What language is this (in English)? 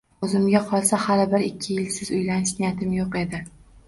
Uzbek